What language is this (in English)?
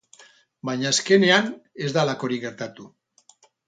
Basque